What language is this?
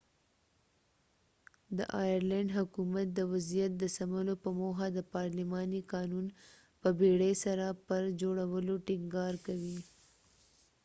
Pashto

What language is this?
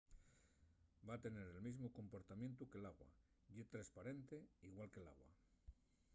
Asturian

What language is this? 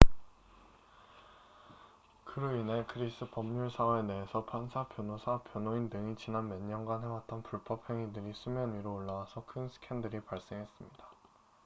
Korean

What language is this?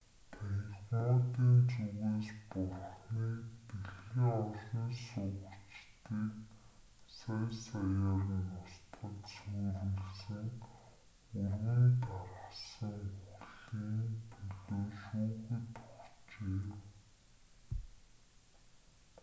Mongolian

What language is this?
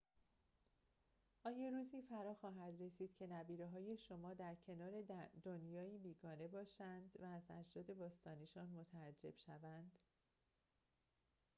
Persian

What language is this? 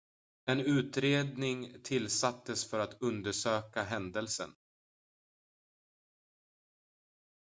Swedish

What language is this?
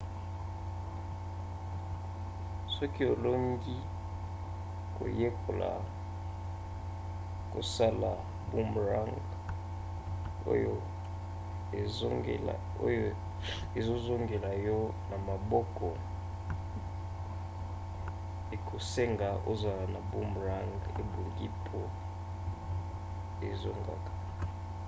Lingala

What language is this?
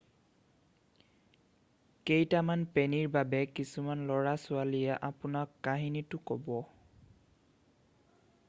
Assamese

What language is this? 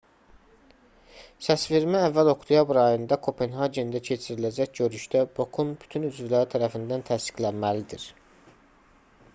Azerbaijani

